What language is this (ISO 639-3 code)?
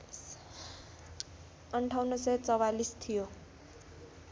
nep